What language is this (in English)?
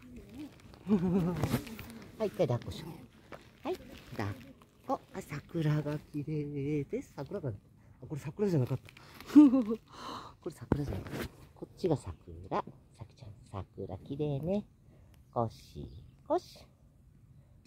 Japanese